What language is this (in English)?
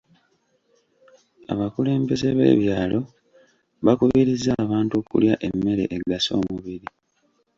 Ganda